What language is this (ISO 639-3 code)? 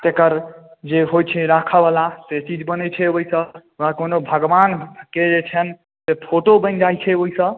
mai